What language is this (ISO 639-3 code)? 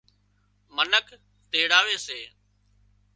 kxp